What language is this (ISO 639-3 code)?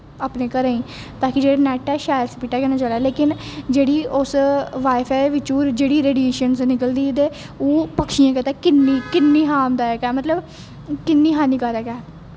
doi